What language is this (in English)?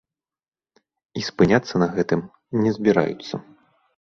Belarusian